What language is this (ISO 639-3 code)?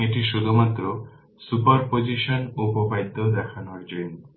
ben